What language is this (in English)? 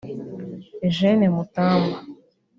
Kinyarwanda